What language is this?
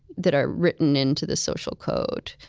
English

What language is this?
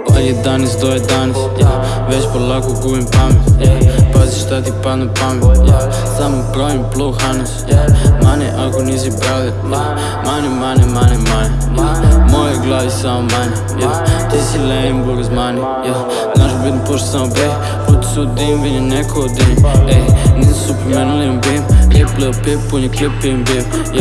Serbian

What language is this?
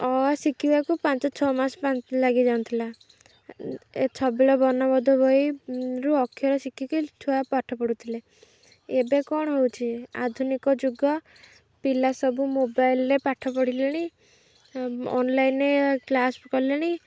Odia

